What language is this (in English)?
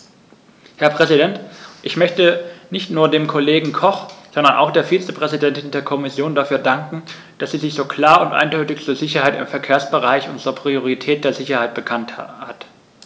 German